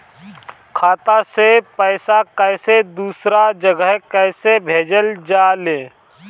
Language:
Bhojpuri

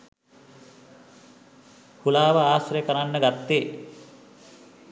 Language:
Sinhala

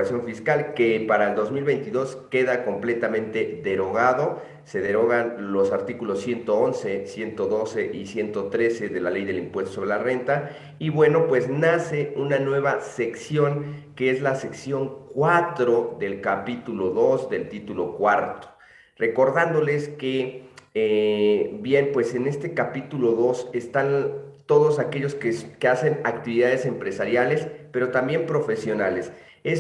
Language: Spanish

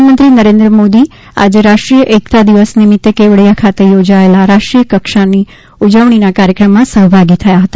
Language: Gujarati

